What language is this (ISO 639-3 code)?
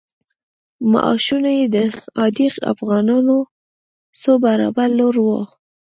pus